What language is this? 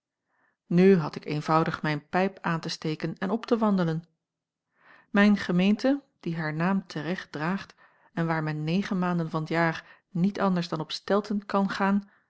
Dutch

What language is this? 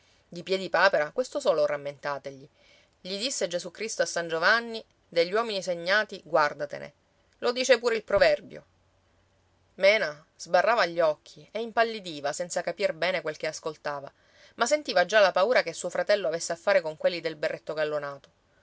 Italian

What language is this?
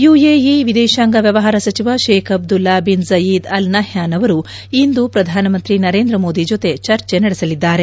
Kannada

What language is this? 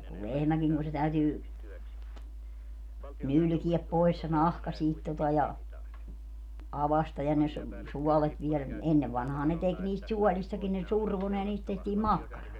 Finnish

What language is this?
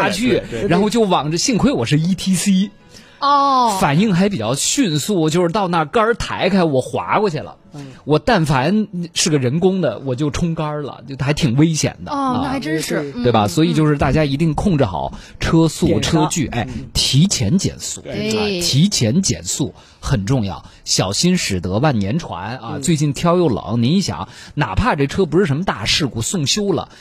Chinese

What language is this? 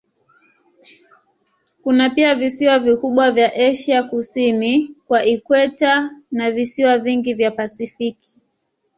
Swahili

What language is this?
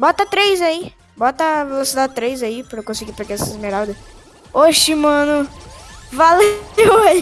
Portuguese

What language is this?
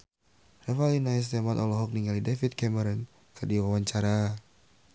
Sundanese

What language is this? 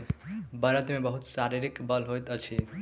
Maithili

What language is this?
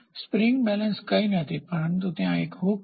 Gujarati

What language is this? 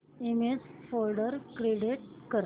Marathi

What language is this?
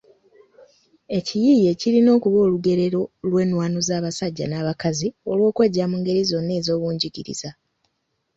Ganda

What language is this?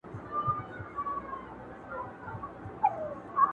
Pashto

